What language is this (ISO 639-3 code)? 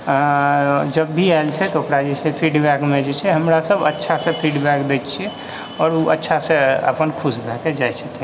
mai